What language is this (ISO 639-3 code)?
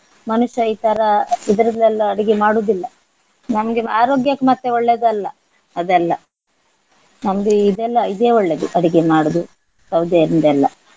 kan